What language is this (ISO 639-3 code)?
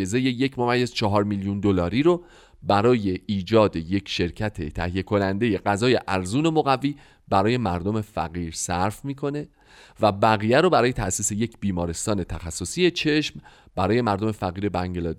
fas